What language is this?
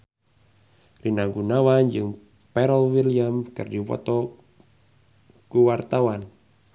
Sundanese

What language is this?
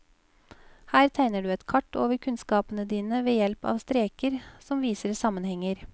Norwegian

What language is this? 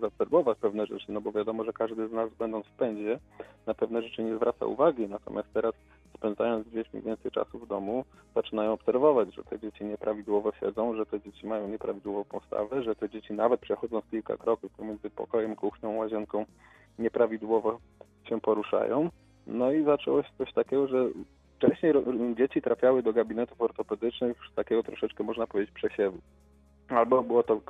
Polish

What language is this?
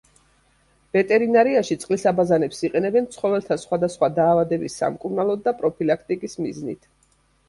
Georgian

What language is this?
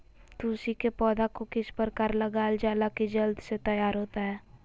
Magahi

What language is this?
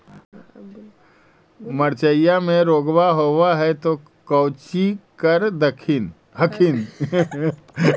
Magahi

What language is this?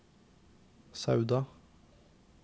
Norwegian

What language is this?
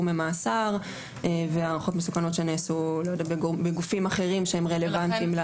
Hebrew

